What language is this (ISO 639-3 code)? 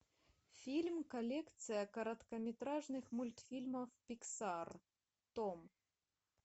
rus